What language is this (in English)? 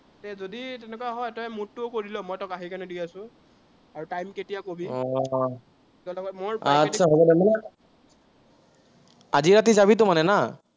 Assamese